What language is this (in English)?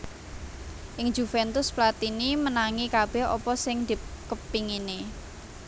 Javanese